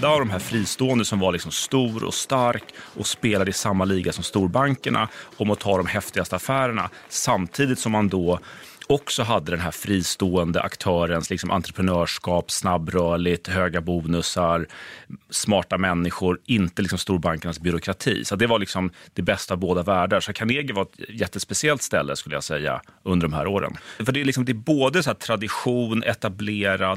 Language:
Swedish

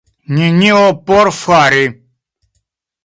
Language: Esperanto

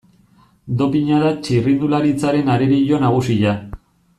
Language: Basque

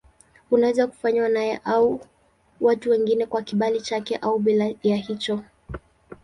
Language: Swahili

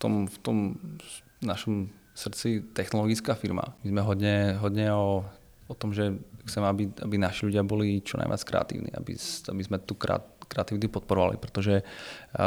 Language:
Czech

